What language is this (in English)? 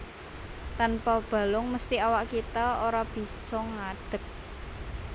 Javanese